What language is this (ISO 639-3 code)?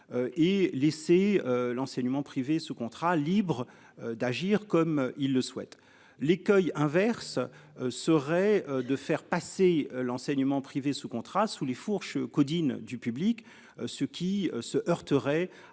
fra